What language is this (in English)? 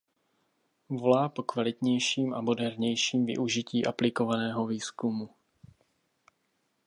Czech